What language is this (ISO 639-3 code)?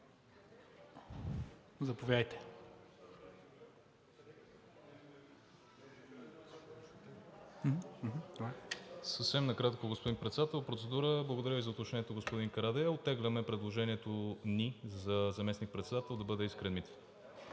bul